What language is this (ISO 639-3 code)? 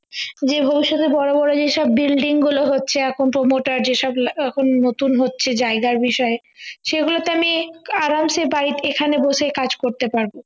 ben